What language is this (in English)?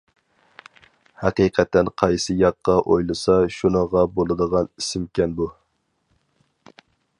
Uyghur